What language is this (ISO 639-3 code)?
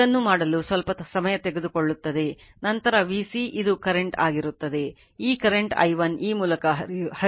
kan